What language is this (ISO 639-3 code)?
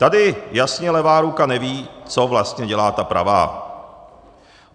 ces